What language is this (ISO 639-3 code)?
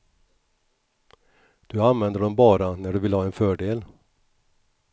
swe